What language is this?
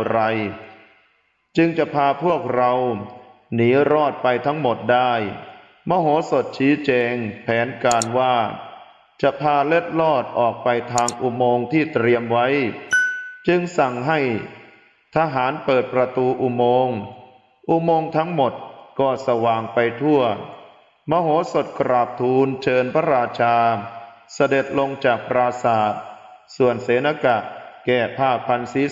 Thai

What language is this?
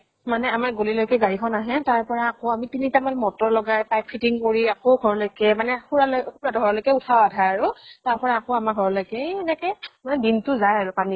Assamese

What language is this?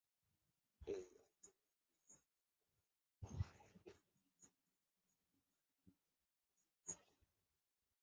Bangla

